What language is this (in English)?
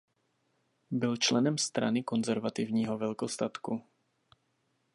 Czech